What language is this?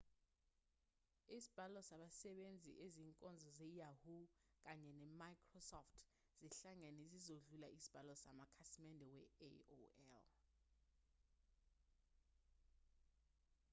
Zulu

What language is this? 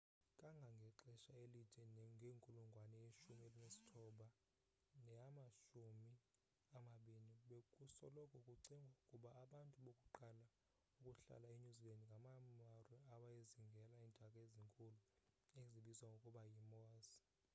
Xhosa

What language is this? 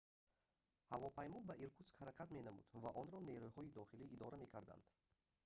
Tajik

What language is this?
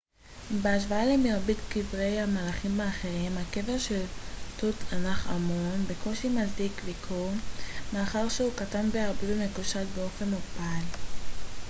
Hebrew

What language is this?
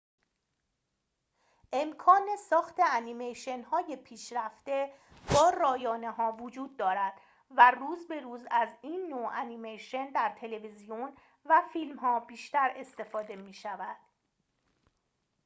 Persian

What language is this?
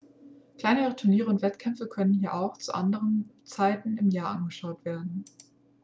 German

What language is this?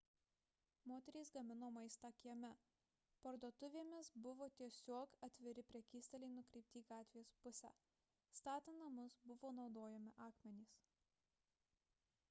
Lithuanian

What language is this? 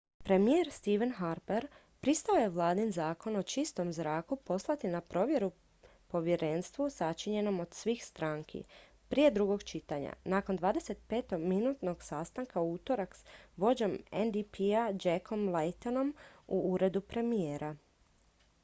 Croatian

